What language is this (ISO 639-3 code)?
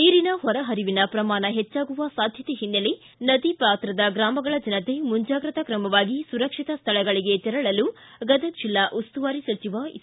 kan